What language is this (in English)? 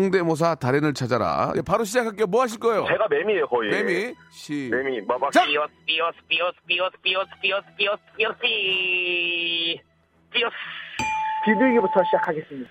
Korean